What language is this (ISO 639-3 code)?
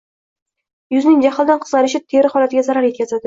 uzb